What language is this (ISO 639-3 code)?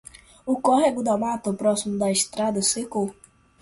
por